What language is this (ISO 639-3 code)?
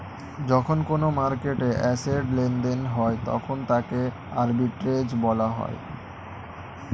ben